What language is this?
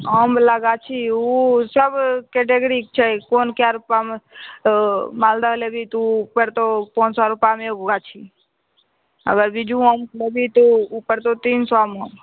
Maithili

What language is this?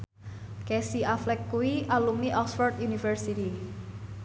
Javanese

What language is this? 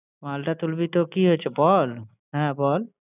Bangla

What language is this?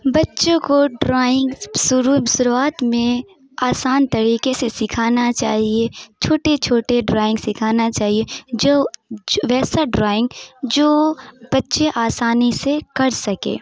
Urdu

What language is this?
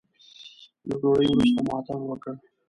Pashto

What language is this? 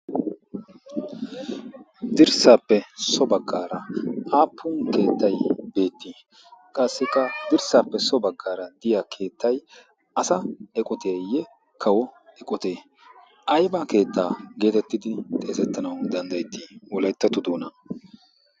Wolaytta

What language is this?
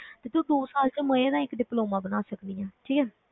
Punjabi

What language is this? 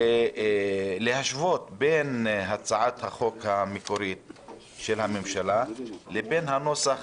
Hebrew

